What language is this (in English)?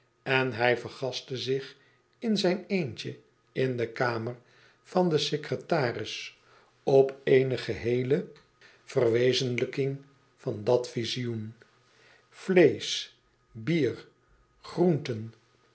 Dutch